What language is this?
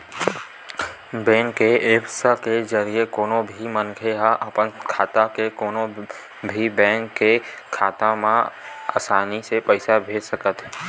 Chhattisgarhi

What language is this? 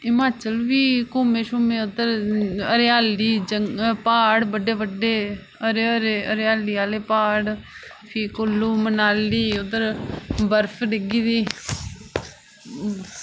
Dogri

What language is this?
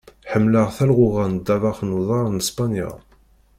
Kabyle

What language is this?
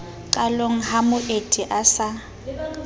Southern Sotho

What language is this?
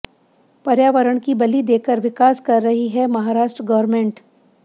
Hindi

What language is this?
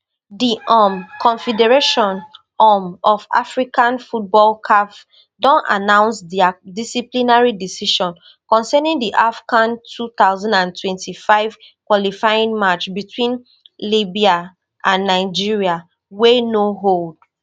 Nigerian Pidgin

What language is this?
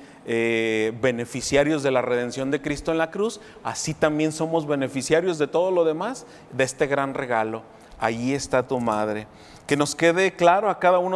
Spanish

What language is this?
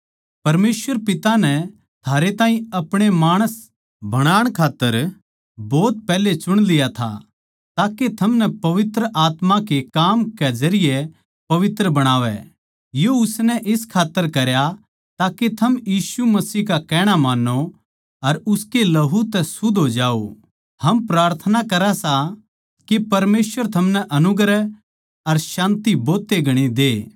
Haryanvi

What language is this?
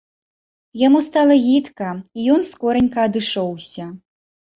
Belarusian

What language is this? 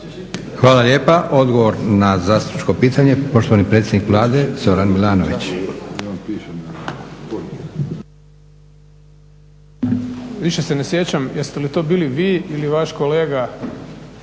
Croatian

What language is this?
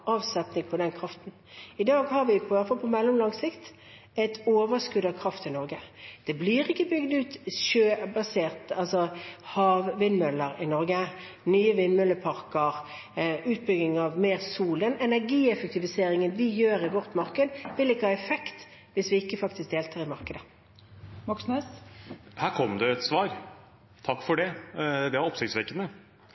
Norwegian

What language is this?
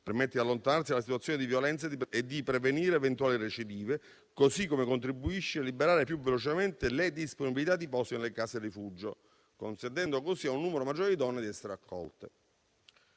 Italian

